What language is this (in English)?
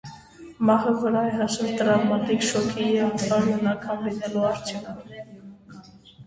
Armenian